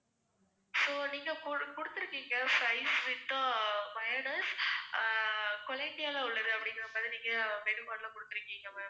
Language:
Tamil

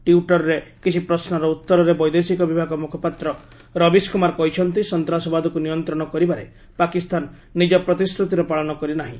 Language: Odia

